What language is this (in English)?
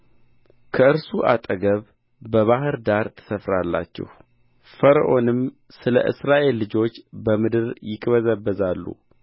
Amharic